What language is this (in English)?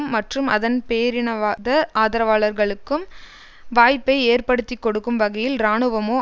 Tamil